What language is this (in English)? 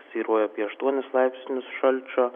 Lithuanian